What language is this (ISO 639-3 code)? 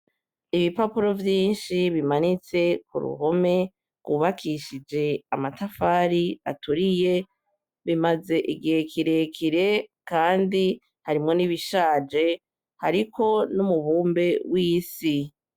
run